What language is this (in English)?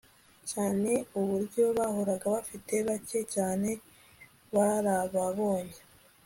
Kinyarwanda